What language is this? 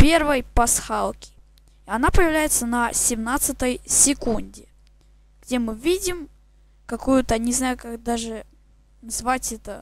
Russian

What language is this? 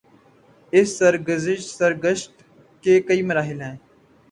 Urdu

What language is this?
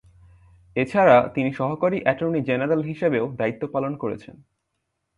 Bangla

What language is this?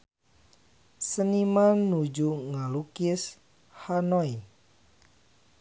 Sundanese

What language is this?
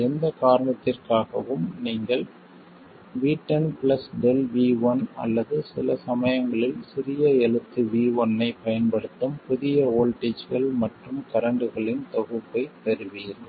Tamil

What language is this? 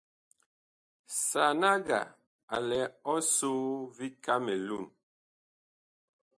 Bakoko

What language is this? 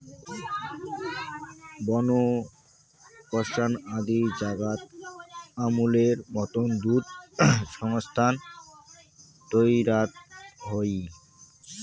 Bangla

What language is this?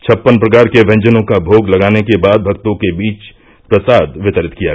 Hindi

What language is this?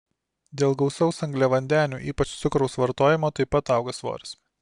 Lithuanian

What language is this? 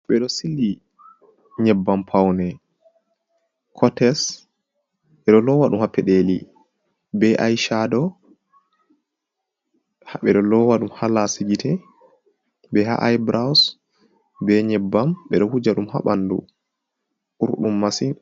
Fula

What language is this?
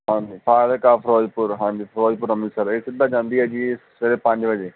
Punjabi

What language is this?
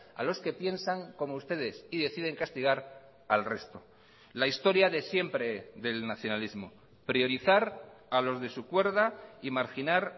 Spanish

